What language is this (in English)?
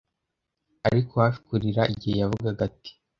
Kinyarwanda